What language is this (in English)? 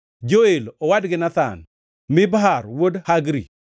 Luo (Kenya and Tanzania)